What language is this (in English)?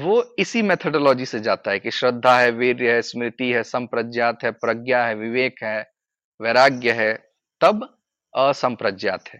Hindi